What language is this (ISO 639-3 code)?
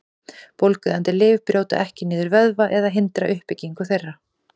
isl